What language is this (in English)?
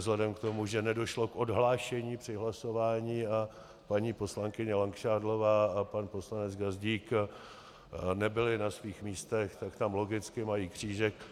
Czech